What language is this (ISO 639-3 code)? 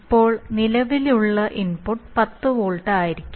mal